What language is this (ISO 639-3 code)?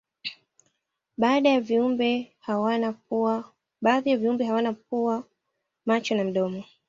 swa